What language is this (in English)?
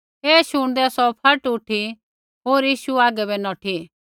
Kullu Pahari